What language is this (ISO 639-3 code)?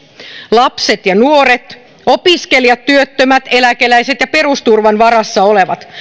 fin